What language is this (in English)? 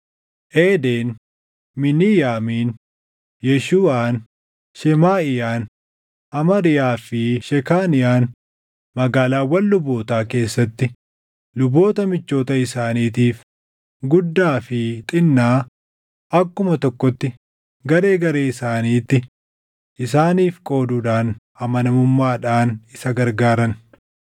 Oromo